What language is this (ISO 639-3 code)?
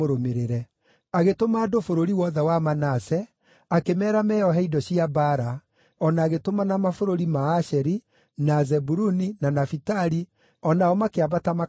kik